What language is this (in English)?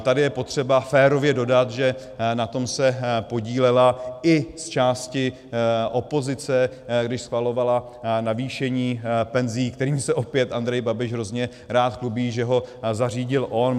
Czech